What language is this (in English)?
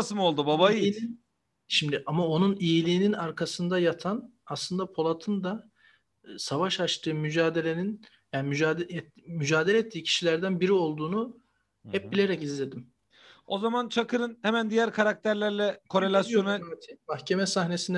Turkish